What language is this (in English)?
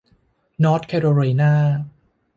Thai